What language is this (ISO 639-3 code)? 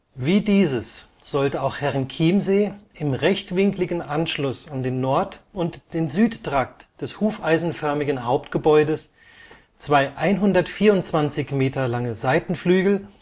deu